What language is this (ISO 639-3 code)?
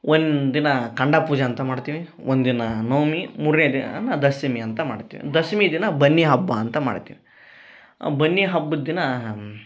kan